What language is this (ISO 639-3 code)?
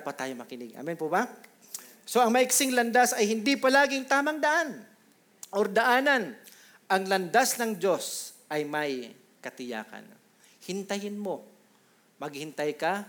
fil